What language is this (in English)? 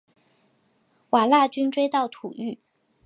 Chinese